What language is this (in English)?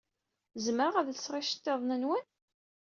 Kabyle